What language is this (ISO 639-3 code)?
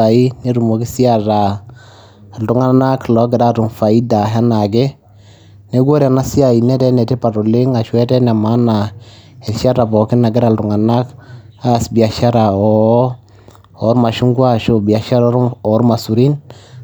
mas